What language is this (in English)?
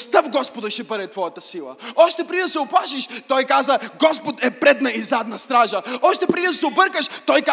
Bulgarian